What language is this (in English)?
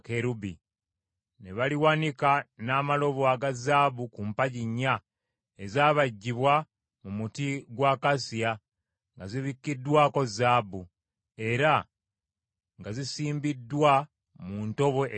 Ganda